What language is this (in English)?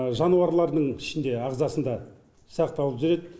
Kazakh